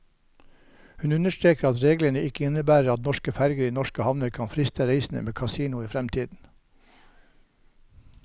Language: Norwegian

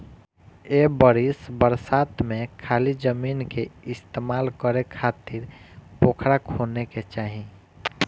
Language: Bhojpuri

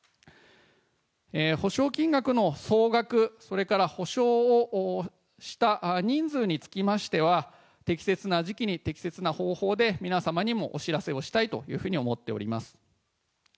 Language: Japanese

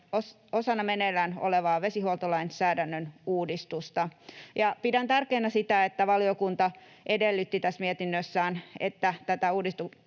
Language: Finnish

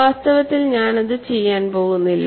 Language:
Malayalam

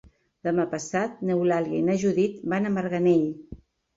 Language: Catalan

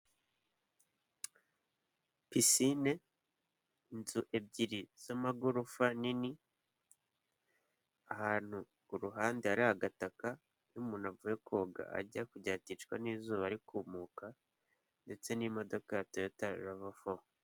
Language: Kinyarwanda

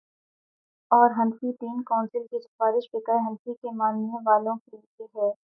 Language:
Urdu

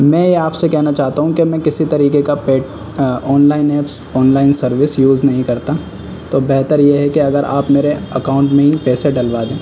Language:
Urdu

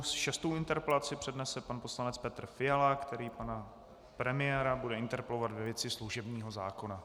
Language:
Czech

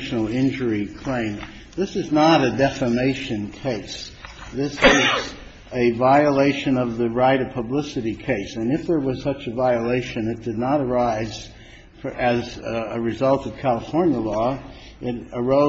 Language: English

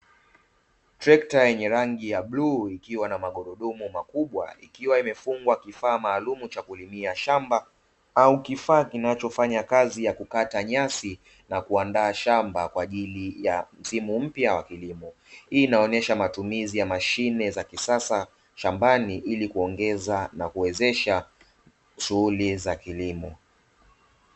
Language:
Swahili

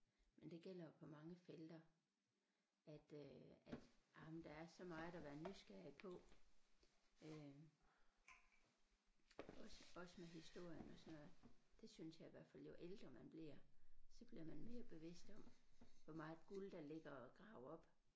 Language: Danish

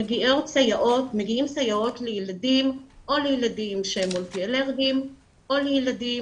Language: Hebrew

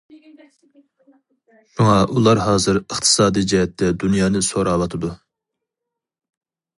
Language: Uyghur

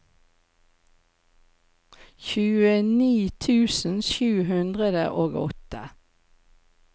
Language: Norwegian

